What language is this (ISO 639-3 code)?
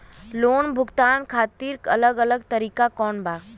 bho